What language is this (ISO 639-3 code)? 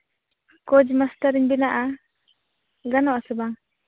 sat